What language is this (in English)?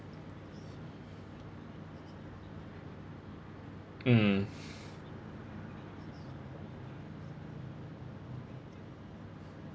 English